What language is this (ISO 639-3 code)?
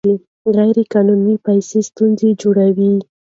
pus